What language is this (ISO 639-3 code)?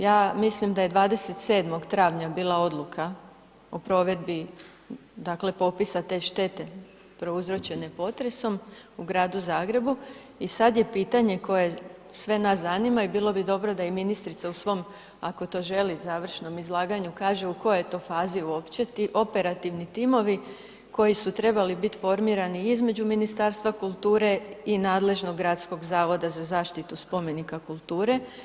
hrv